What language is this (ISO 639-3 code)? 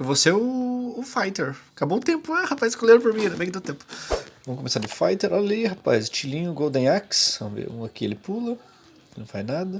por